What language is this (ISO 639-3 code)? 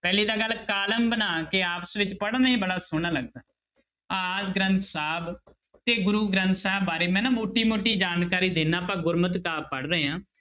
pan